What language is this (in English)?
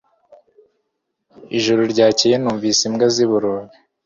Kinyarwanda